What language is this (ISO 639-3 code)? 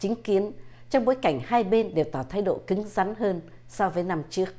vie